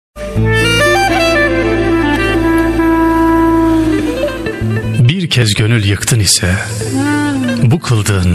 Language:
Turkish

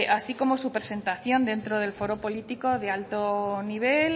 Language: Spanish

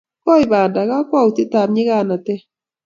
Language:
Kalenjin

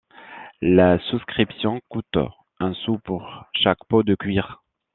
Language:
French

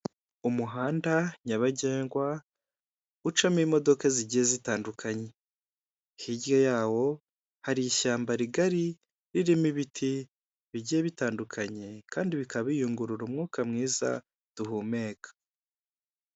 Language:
Kinyarwanda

